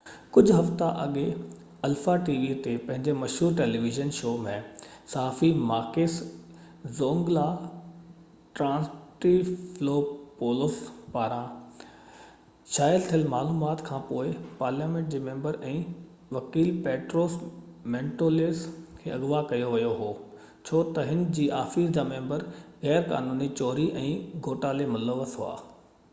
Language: Sindhi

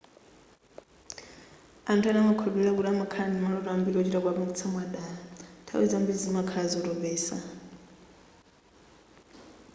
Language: Nyanja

